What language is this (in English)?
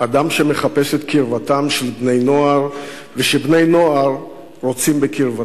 Hebrew